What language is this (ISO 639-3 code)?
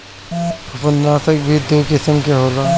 bho